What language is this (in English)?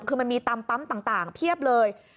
Thai